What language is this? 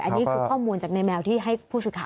Thai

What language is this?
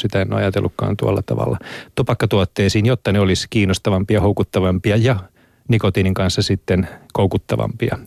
Finnish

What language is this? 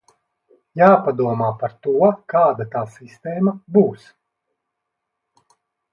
Latvian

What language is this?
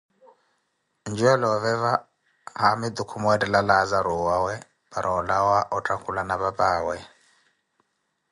Koti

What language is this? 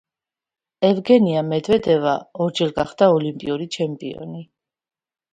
Georgian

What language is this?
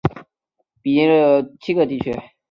Chinese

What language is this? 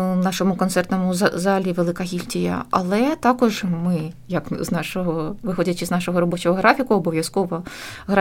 Ukrainian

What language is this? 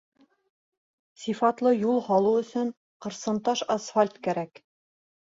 Bashkir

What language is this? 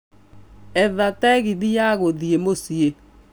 Kikuyu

